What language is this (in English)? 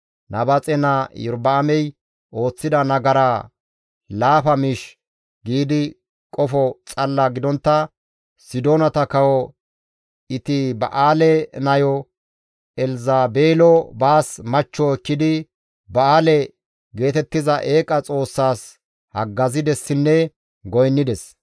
Gamo